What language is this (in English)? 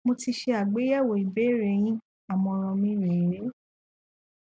Yoruba